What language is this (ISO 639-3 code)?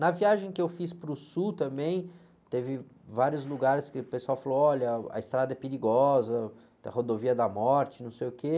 por